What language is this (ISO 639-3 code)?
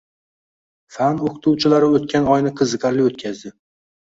uzb